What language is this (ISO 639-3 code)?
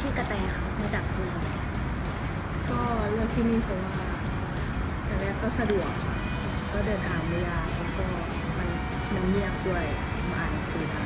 tha